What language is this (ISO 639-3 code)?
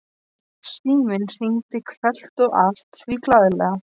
isl